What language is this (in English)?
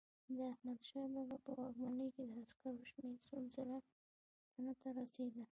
Pashto